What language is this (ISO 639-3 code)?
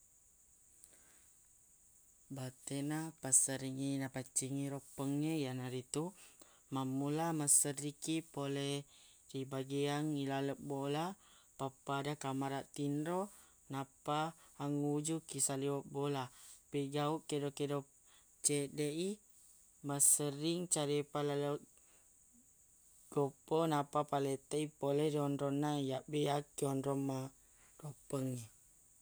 bug